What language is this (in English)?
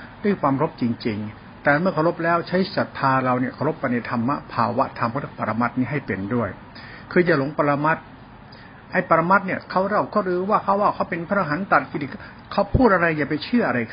Thai